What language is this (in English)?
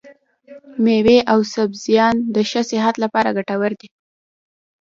Pashto